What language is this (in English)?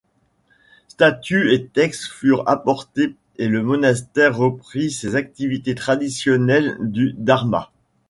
French